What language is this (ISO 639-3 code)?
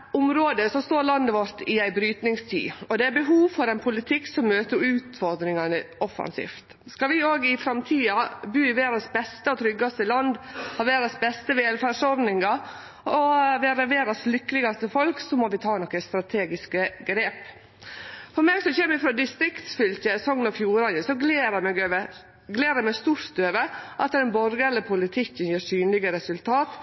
nno